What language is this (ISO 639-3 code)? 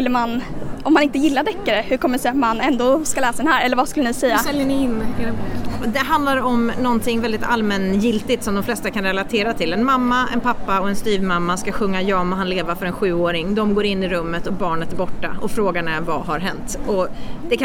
swe